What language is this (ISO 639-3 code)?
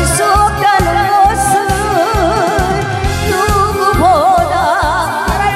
kor